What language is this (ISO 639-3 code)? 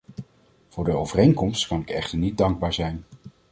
nld